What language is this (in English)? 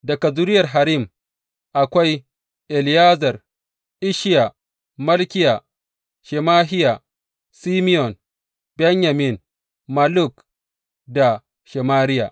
Hausa